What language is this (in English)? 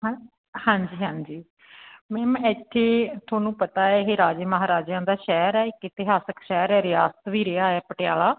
Punjabi